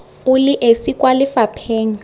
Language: Tswana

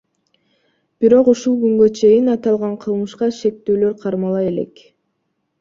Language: Kyrgyz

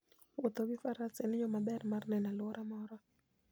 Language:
Luo (Kenya and Tanzania)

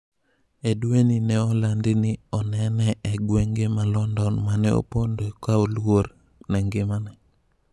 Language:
Luo (Kenya and Tanzania)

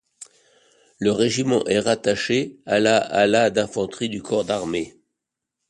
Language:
French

